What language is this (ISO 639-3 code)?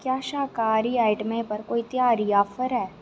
doi